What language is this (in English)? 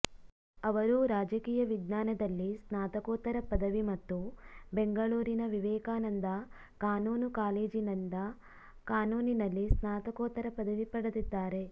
Kannada